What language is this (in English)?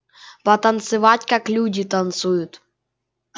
Russian